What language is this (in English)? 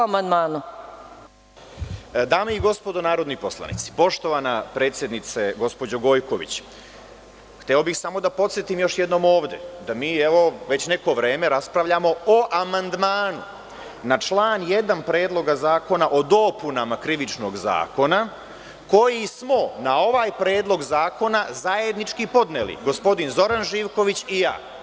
Serbian